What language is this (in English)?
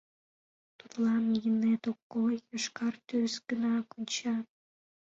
Mari